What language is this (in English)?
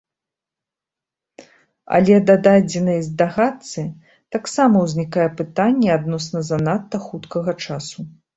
Belarusian